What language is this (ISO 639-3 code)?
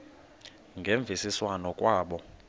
xho